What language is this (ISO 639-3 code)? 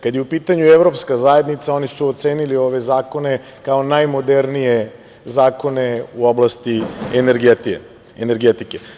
srp